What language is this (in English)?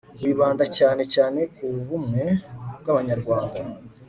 Kinyarwanda